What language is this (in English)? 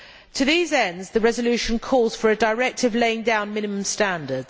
English